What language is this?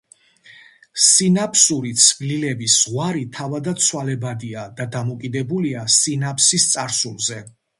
Georgian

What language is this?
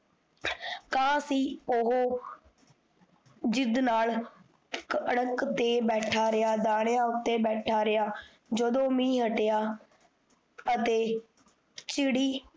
Punjabi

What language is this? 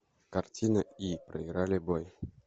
Russian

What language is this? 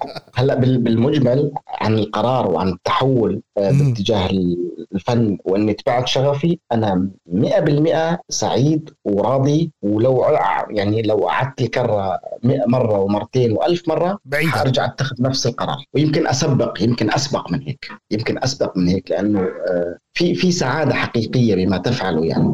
Arabic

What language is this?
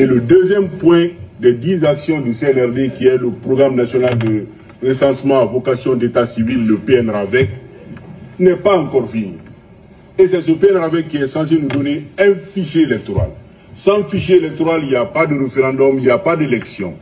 French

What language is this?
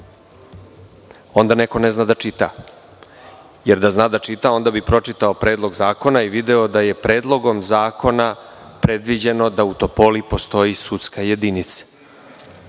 Serbian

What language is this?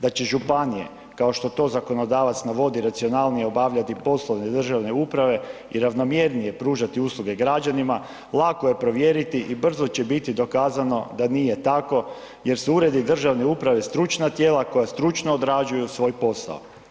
Croatian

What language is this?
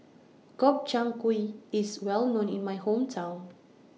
English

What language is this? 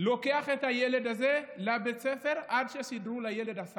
Hebrew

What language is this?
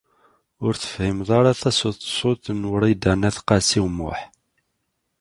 Kabyle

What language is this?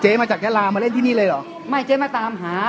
Thai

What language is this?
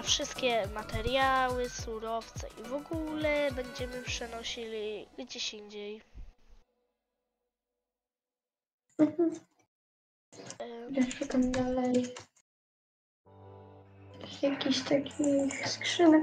Polish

